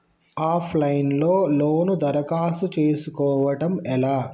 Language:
Telugu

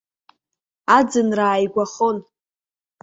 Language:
Abkhazian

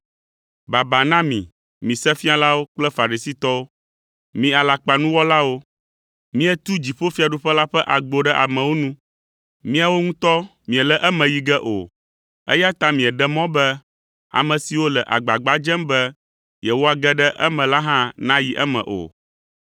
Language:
Ewe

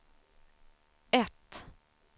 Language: Swedish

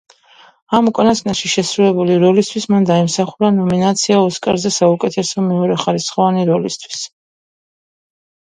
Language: Georgian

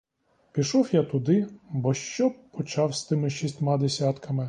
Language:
Ukrainian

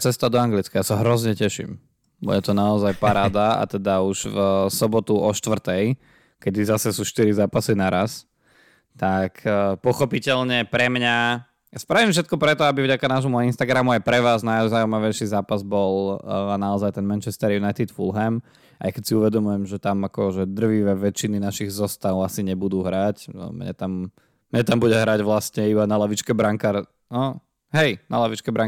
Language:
Slovak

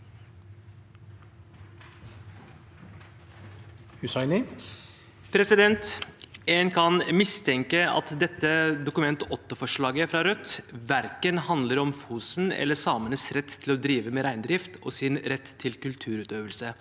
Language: Norwegian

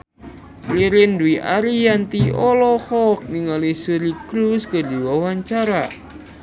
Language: Sundanese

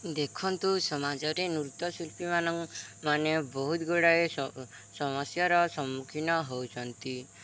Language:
Odia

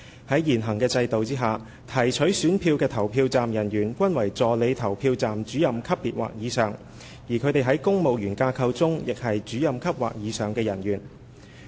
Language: Cantonese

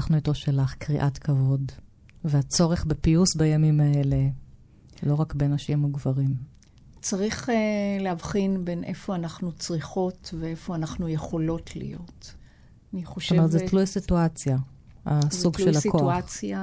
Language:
Hebrew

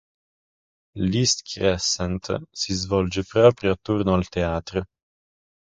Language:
Italian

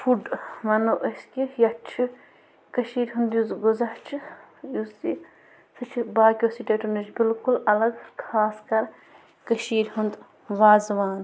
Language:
Kashmiri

